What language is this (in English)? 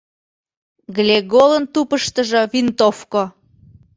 Mari